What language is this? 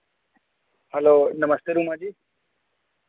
Dogri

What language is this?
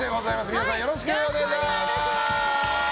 Japanese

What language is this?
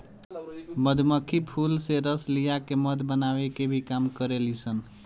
Bhojpuri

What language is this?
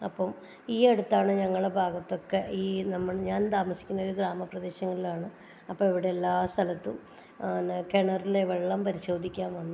Malayalam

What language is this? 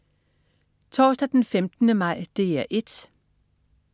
Danish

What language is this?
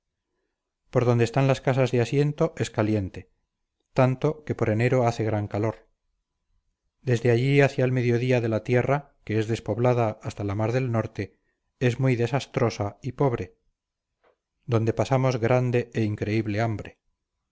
Spanish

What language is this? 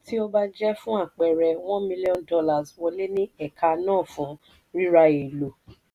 Yoruba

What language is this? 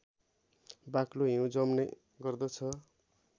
Nepali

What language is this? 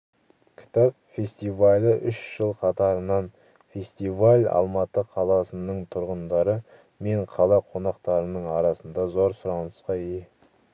Kazakh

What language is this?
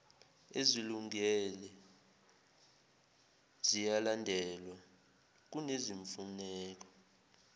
Zulu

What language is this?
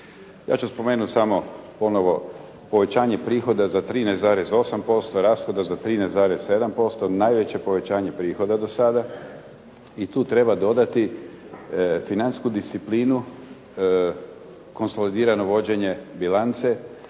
Croatian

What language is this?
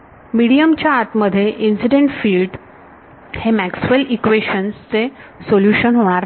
Marathi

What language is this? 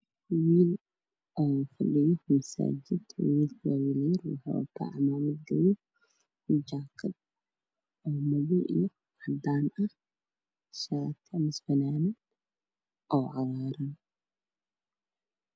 Somali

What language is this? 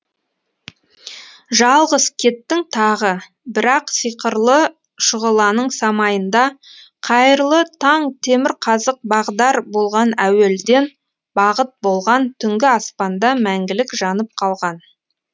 Kazakh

